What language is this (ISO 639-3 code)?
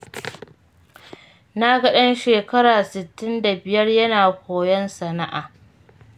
hau